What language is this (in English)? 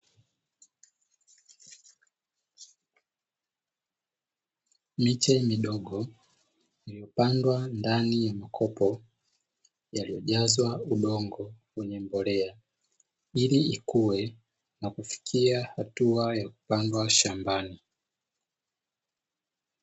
Swahili